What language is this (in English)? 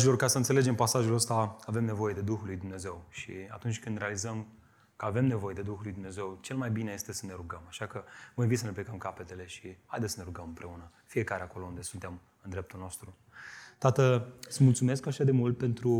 Romanian